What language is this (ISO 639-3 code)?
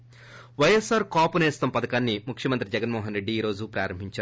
tel